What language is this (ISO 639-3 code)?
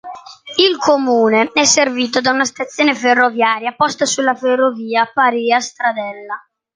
ita